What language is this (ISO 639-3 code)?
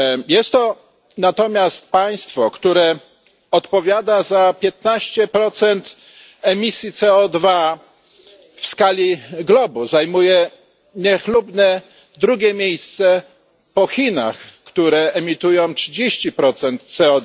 pol